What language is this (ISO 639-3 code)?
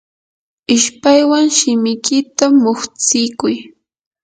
qur